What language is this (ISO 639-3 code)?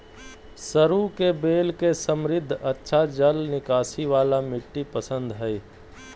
mag